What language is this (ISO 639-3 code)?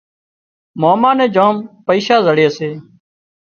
kxp